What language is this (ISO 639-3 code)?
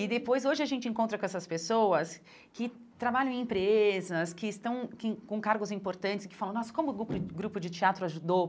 por